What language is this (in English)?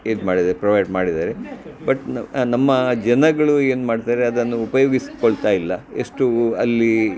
Kannada